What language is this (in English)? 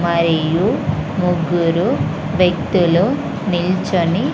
Telugu